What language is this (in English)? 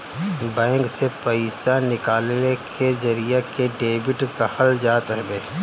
Bhojpuri